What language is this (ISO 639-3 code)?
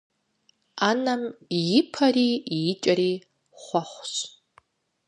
kbd